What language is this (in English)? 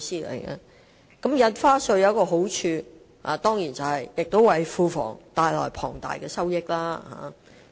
Cantonese